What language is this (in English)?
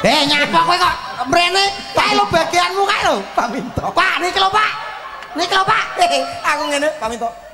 Indonesian